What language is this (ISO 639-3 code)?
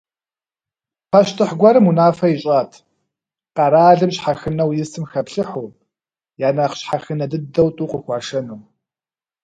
kbd